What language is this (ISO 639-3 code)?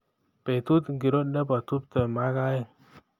kln